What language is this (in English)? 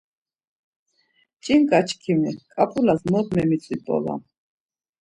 Laz